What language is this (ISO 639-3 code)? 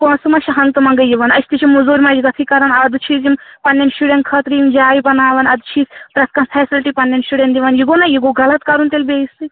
kas